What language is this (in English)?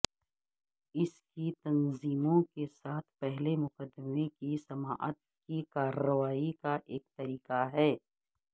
Urdu